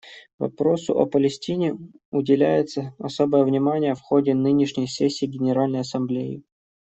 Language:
Russian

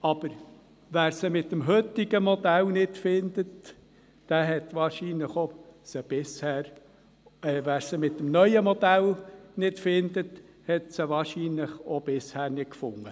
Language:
Swiss German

